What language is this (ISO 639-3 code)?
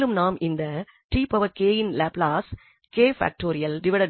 tam